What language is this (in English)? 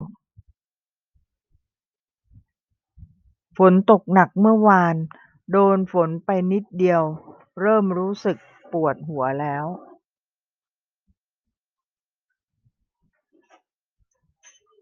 Thai